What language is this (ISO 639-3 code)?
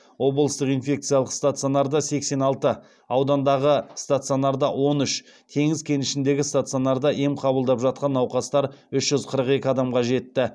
kaz